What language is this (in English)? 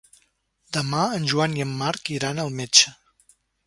Catalan